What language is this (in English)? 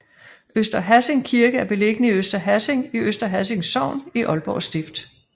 Danish